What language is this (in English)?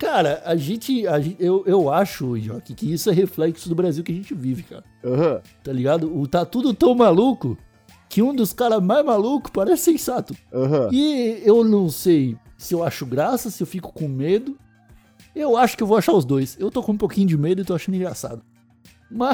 Portuguese